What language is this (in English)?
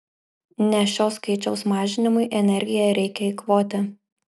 Lithuanian